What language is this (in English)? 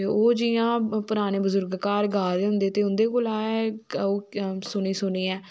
Dogri